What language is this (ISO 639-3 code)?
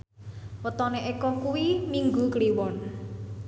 jav